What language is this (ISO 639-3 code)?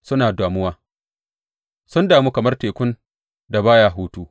hau